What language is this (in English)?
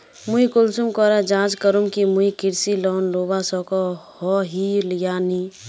Magahi